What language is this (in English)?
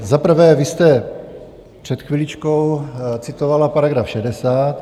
Czech